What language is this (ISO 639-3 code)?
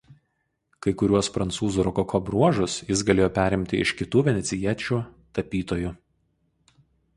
lit